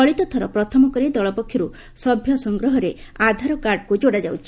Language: Odia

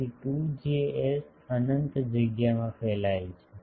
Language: Gujarati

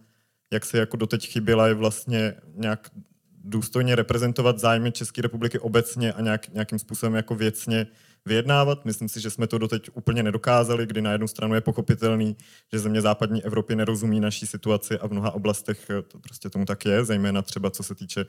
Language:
Czech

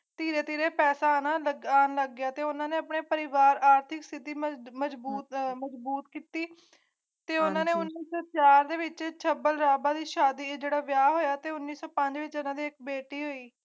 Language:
Punjabi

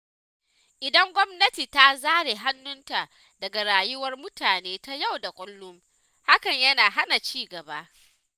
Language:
Hausa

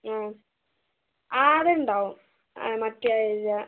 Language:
Malayalam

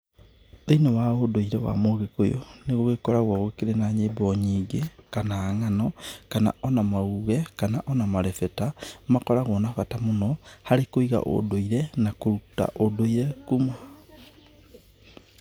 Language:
Kikuyu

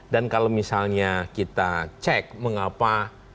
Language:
Indonesian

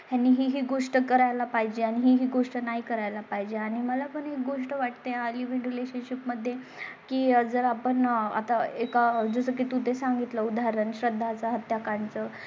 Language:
Marathi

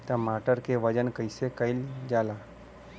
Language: Bhojpuri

